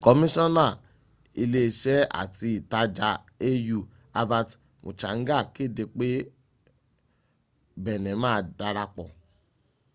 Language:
Yoruba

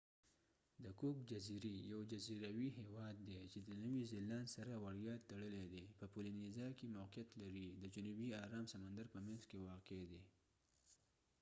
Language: Pashto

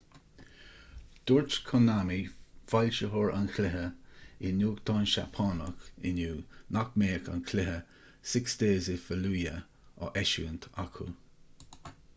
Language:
Irish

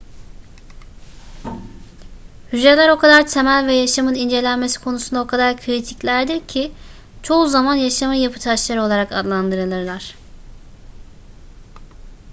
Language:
Turkish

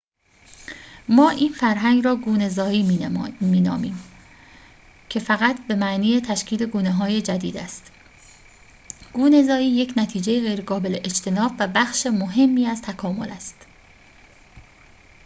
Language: Persian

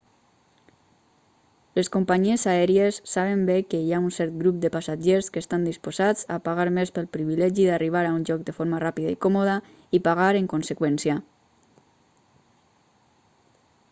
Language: Catalan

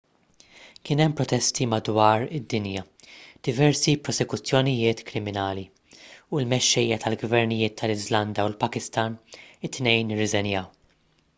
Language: Maltese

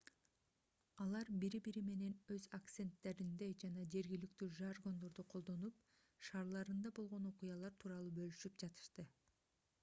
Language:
Kyrgyz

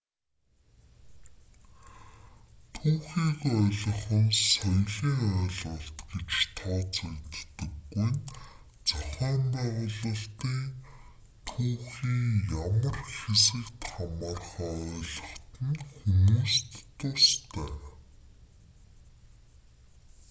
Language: Mongolian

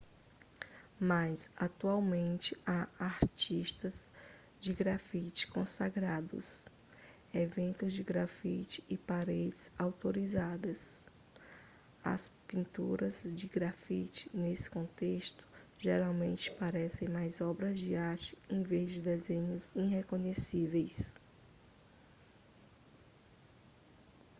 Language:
Portuguese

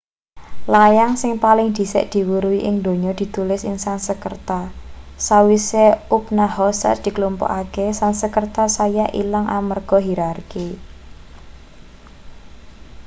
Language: Javanese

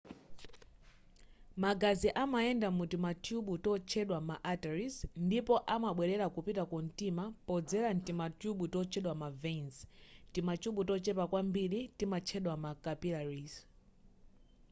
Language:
Nyanja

